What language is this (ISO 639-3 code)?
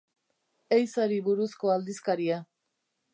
eus